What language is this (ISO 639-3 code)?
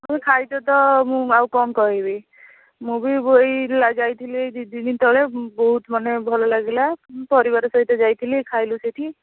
ori